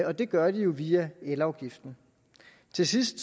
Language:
Danish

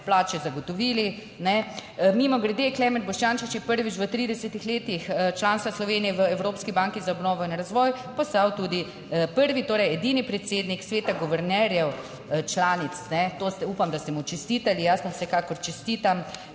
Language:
Slovenian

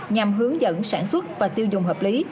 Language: Vietnamese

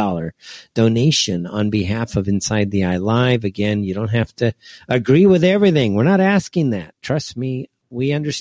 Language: English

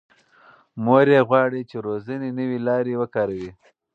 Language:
Pashto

